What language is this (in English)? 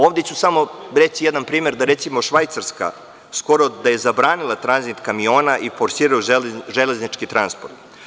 Serbian